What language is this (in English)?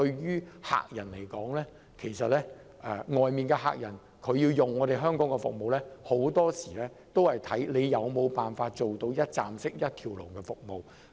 Cantonese